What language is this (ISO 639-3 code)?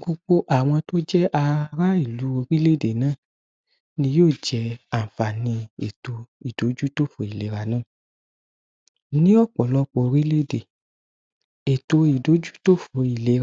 yor